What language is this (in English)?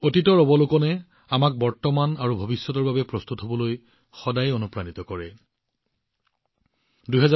Assamese